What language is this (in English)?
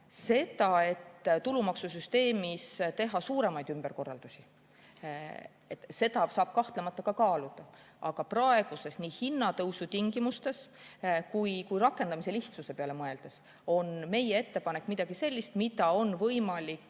Estonian